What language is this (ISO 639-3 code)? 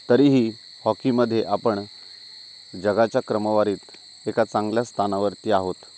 mar